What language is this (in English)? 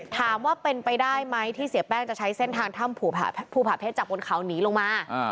Thai